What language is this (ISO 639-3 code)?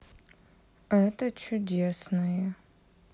rus